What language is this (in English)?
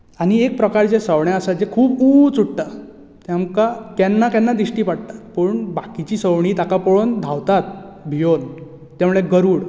Konkani